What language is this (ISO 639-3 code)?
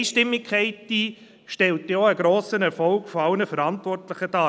gsw